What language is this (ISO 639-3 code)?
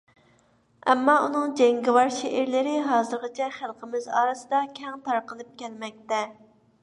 uig